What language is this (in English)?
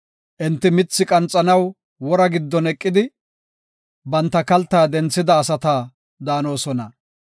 Gofa